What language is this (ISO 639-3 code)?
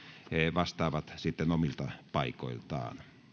fin